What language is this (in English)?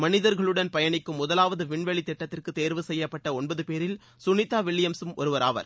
Tamil